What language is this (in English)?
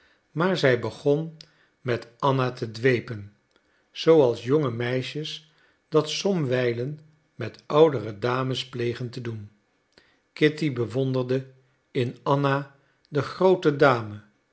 Dutch